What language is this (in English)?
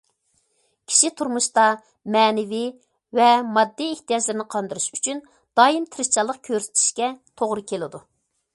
Uyghur